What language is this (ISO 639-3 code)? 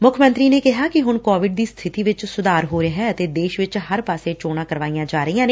pan